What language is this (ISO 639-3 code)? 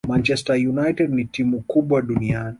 swa